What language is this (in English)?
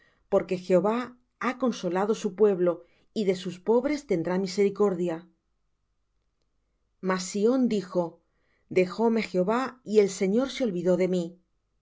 Spanish